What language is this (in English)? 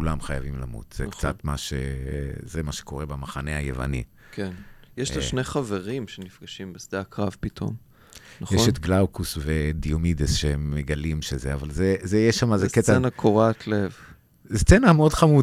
Hebrew